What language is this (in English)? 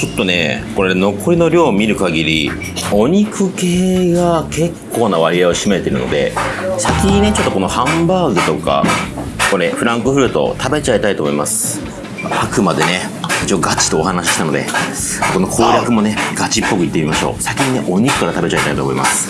Japanese